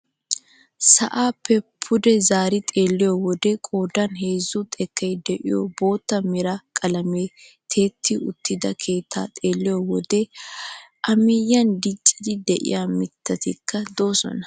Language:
Wolaytta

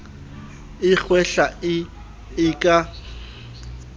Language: Southern Sotho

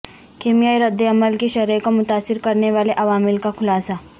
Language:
Urdu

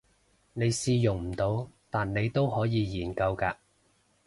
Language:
Cantonese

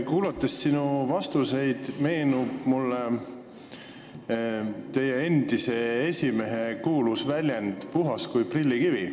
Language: Estonian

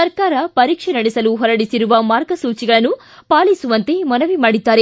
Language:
Kannada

